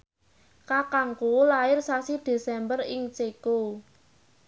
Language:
Javanese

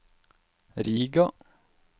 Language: Norwegian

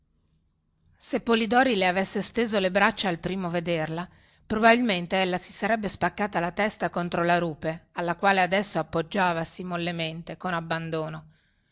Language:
Italian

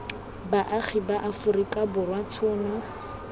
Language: Tswana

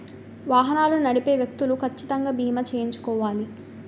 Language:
Telugu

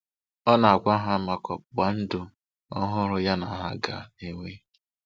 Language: Igbo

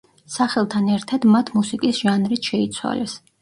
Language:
Georgian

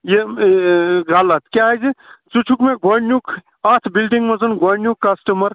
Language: Kashmiri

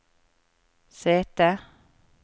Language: Norwegian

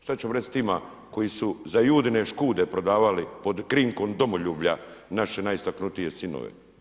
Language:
Croatian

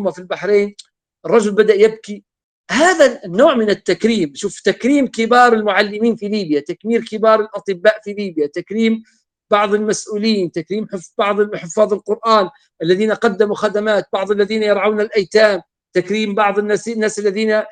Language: Arabic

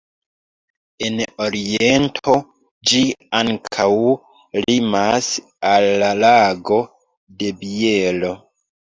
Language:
Esperanto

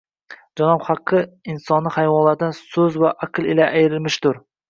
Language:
Uzbek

